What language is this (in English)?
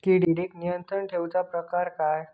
Marathi